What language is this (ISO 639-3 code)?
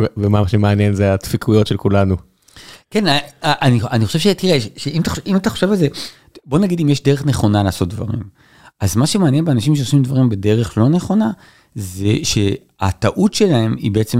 heb